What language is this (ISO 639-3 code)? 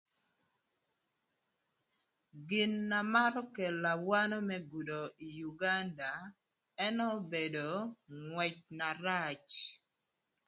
lth